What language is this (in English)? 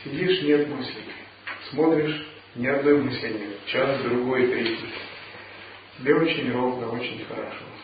Russian